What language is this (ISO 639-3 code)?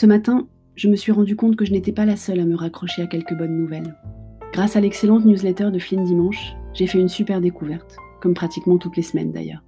fra